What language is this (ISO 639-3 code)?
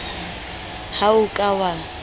sot